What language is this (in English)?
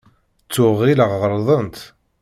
Kabyle